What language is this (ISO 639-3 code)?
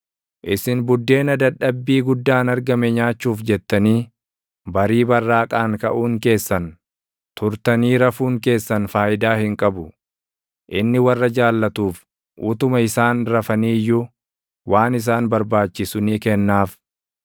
orm